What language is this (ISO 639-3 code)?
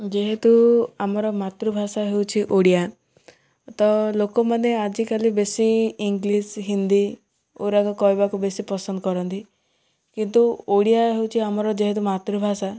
ori